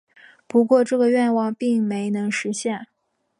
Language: Chinese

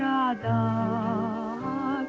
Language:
Icelandic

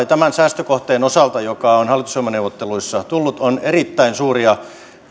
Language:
Finnish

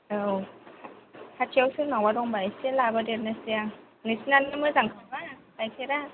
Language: Bodo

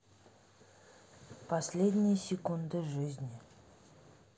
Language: Russian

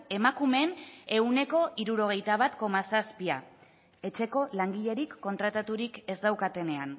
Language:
Basque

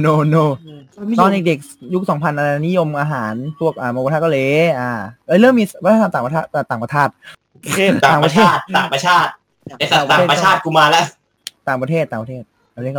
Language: Thai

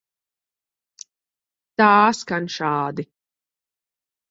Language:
Latvian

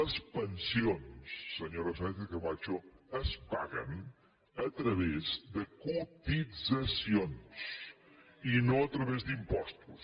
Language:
Catalan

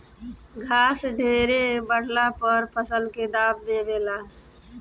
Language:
Bhojpuri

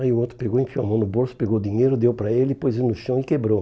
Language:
Portuguese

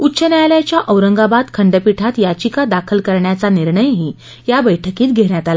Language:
Marathi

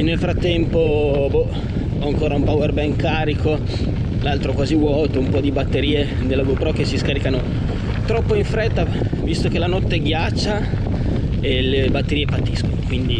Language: Italian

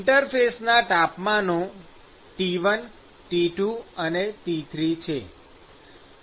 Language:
Gujarati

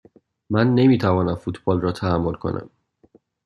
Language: Persian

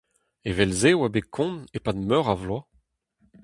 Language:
Breton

